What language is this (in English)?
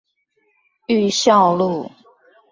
Chinese